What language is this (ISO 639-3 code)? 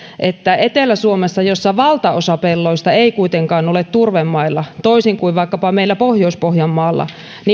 fin